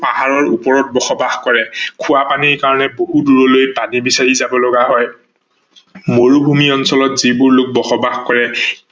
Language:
Assamese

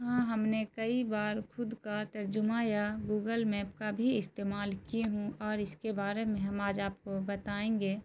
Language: Urdu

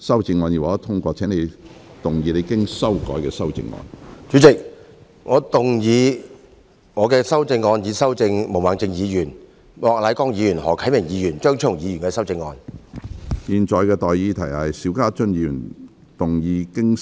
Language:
Cantonese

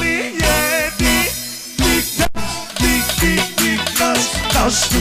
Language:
Arabic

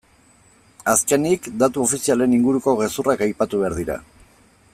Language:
Basque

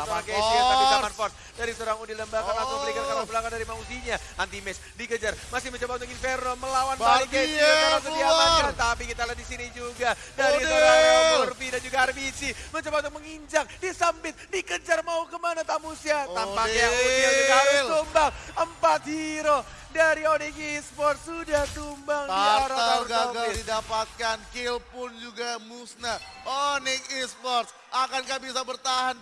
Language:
Indonesian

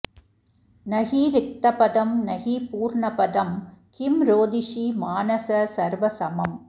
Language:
Sanskrit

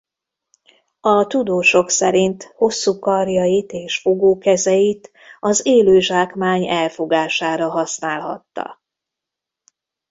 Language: Hungarian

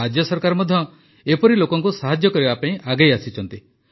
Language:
Odia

